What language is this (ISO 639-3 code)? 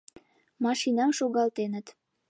chm